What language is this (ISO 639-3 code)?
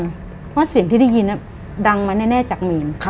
tha